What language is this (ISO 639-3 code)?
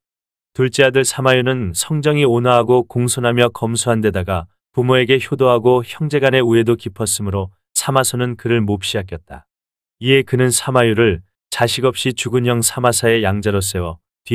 kor